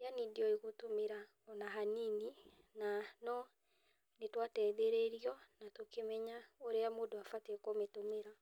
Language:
Kikuyu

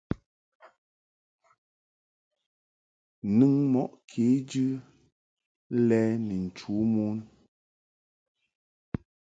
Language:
Mungaka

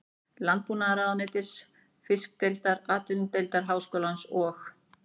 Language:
Icelandic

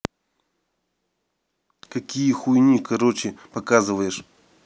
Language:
Russian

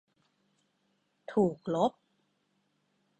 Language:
Thai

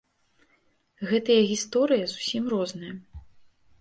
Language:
Belarusian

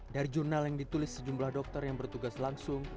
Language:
Indonesian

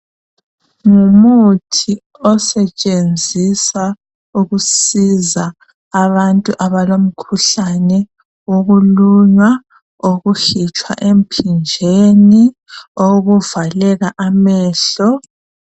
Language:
North Ndebele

